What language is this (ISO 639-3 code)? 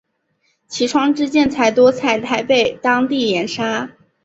zho